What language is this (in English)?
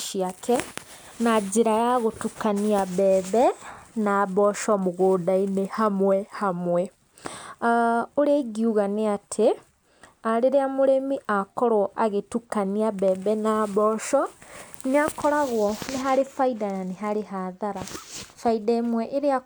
Kikuyu